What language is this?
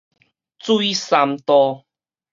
Min Nan Chinese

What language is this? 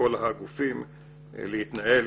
Hebrew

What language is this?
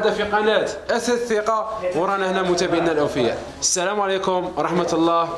Arabic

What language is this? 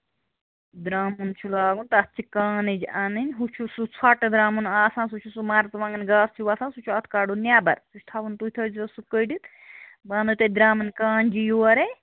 Kashmiri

